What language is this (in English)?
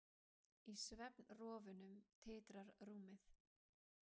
Icelandic